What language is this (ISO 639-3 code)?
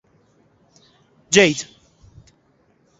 fas